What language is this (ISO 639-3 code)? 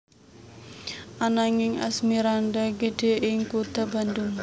jav